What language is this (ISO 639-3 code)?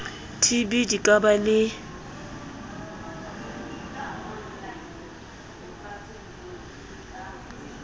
sot